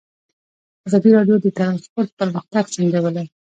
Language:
Pashto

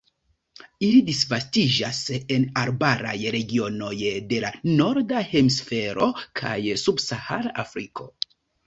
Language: Esperanto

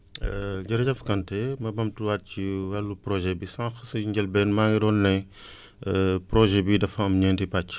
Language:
Wolof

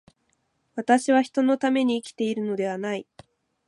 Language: Japanese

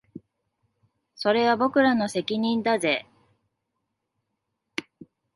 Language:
Japanese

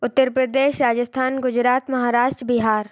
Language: Hindi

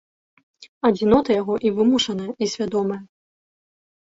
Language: Belarusian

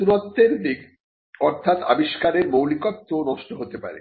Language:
Bangla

